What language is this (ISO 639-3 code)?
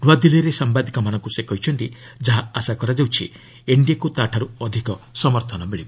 ori